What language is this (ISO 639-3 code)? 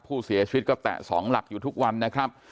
tha